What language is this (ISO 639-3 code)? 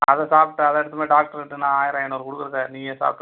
tam